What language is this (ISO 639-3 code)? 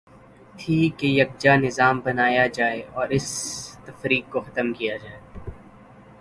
urd